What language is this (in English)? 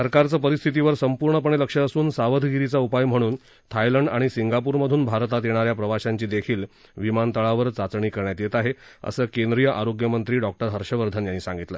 Marathi